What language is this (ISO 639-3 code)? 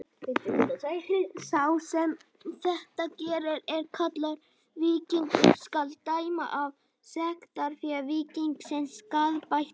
isl